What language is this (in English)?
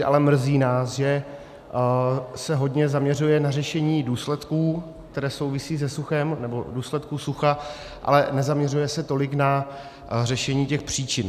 Czech